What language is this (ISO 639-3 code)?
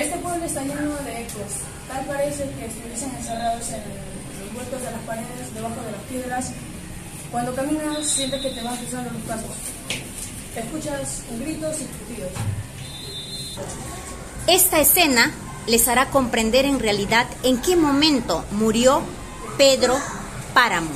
spa